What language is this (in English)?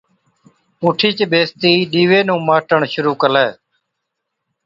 Od